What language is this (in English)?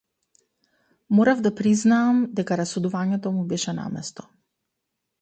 Macedonian